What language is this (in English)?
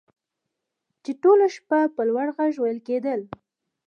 Pashto